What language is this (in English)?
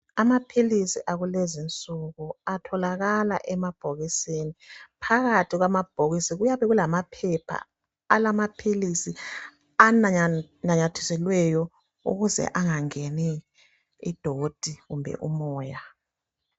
North Ndebele